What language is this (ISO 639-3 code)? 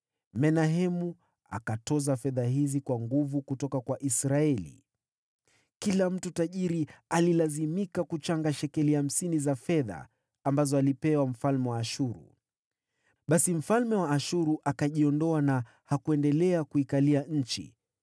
swa